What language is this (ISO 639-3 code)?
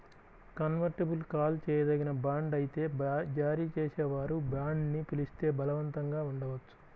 tel